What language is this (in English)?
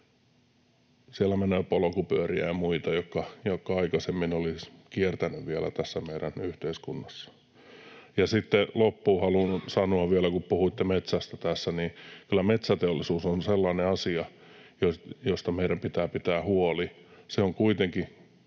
Finnish